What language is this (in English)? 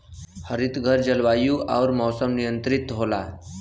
Bhojpuri